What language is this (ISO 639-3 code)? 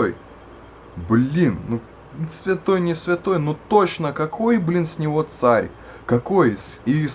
rus